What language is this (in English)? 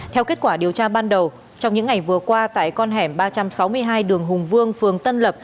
Vietnamese